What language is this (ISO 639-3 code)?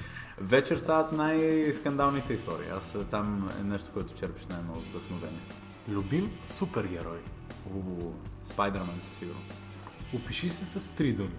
bul